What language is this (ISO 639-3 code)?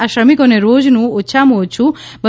guj